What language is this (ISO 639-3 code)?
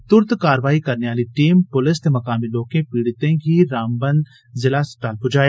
doi